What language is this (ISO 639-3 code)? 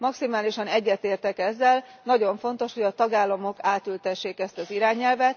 hun